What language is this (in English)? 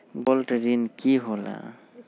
Magahi